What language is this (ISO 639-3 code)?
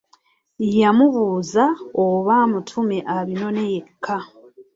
lug